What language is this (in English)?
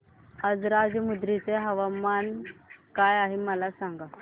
Marathi